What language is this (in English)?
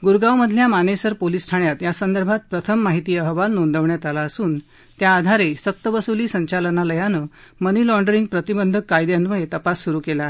Marathi